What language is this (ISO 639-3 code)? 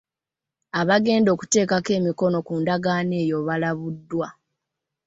lug